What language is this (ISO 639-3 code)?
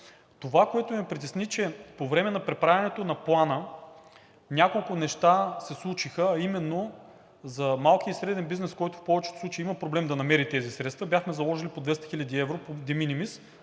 bul